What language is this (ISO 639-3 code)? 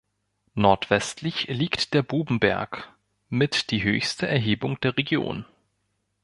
deu